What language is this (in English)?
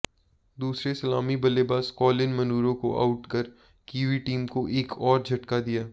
Hindi